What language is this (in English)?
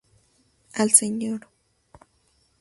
Spanish